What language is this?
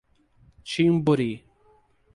Portuguese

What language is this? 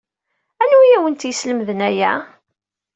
Kabyle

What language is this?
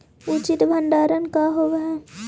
Magahi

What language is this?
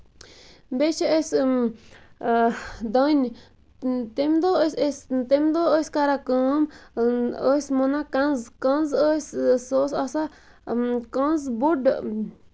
Kashmiri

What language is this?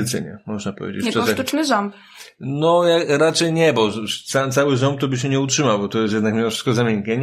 Polish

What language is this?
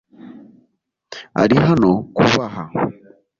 Kinyarwanda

